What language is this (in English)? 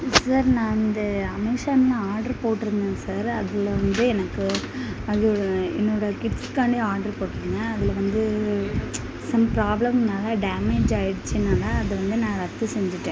Tamil